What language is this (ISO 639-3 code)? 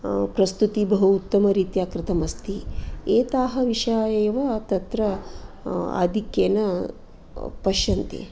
san